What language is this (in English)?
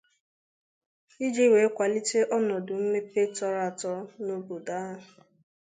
Igbo